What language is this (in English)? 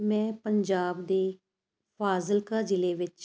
Punjabi